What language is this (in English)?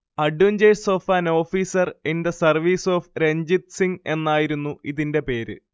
Malayalam